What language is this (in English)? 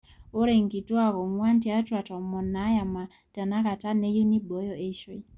Masai